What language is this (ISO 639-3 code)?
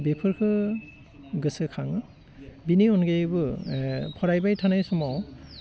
brx